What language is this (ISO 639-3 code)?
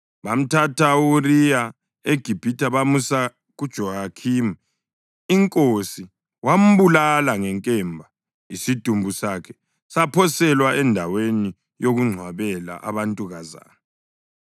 nde